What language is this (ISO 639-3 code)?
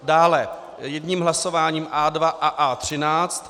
ces